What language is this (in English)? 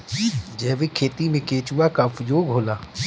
Bhojpuri